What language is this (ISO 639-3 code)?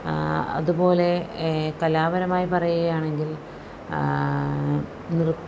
mal